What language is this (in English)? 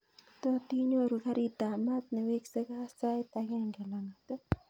Kalenjin